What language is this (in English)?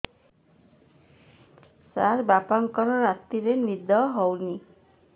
Odia